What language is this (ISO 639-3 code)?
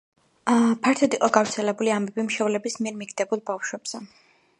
kat